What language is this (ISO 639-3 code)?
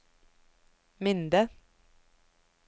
nor